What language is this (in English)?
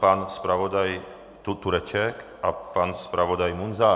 Czech